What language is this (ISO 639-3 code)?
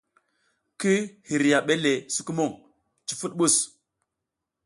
giz